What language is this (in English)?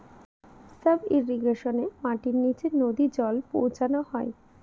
Bangla